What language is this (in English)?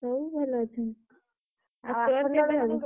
Odia